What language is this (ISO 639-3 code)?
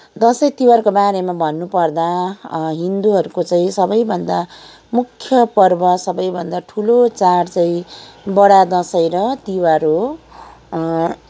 nep